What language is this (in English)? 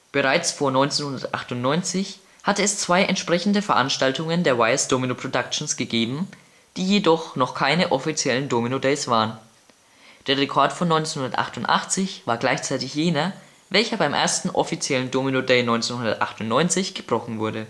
German